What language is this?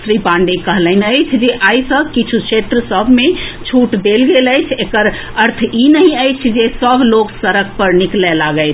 Maithili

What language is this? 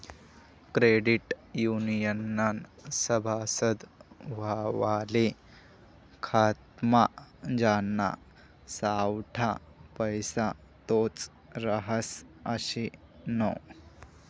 Marathi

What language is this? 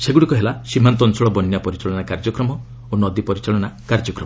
Odia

